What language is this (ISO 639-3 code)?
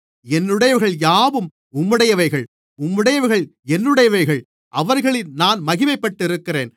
tam